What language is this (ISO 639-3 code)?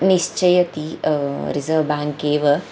san